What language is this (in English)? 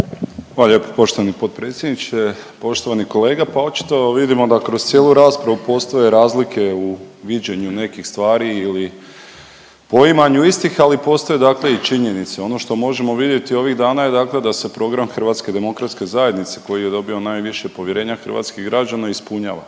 Croatian